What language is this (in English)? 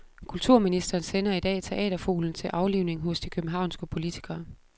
Danish